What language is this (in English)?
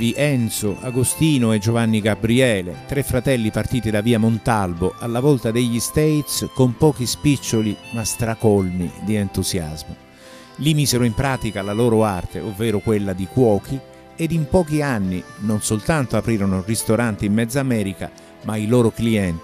Italian